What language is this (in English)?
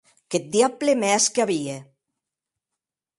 Occitan